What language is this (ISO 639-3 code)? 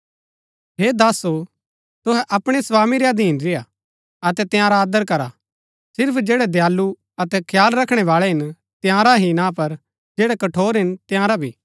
gbk